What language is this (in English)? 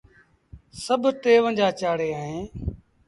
Sindhi Bhil